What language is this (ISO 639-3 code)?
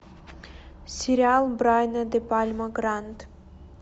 rus